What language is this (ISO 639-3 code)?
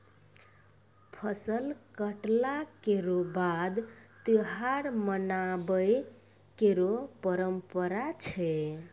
mai